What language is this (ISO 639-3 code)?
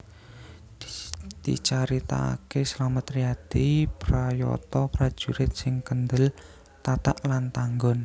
jav